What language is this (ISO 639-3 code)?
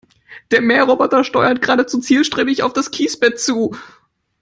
deu